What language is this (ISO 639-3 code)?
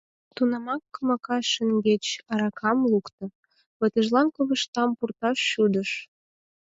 chm